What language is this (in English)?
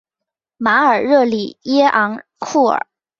Chinese